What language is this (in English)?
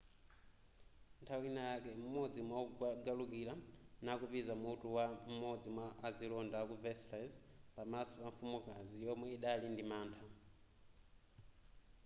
Nyanja